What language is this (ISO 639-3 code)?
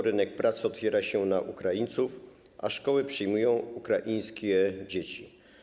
pol